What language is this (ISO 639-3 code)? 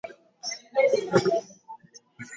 swa